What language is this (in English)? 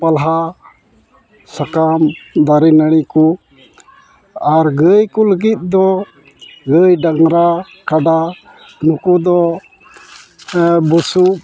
Santali